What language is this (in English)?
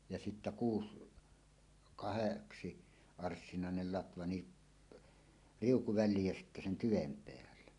Finnish